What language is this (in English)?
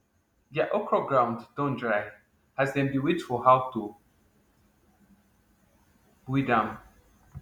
Nigerian Pidgin